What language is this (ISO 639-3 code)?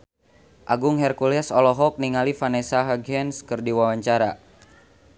sun